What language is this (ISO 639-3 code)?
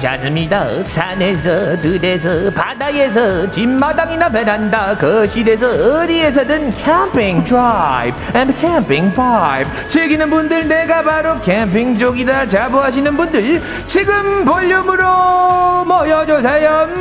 kor